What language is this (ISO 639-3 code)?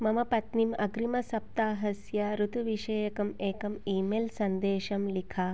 san